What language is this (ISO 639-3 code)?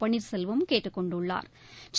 tam